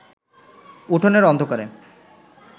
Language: Bangla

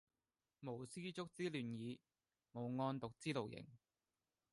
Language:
Cantonese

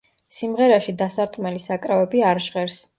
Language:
Georgian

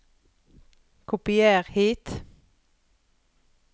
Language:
Norwegian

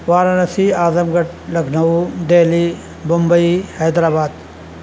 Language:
Urdu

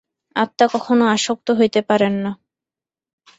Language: Bangla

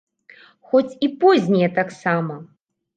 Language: Belarusian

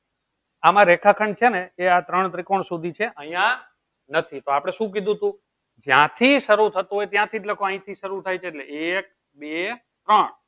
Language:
Gujarati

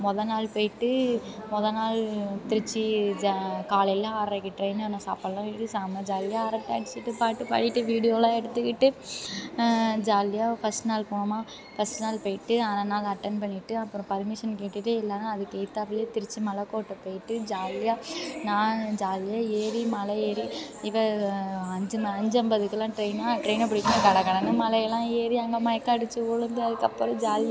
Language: Tamil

